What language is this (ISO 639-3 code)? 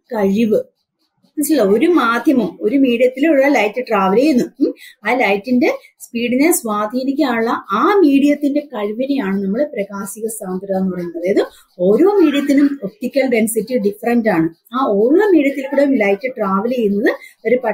mal